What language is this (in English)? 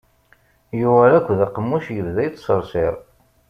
Kabyle